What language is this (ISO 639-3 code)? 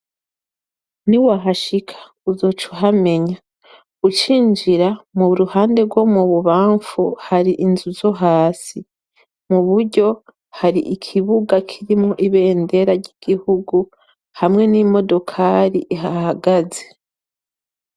run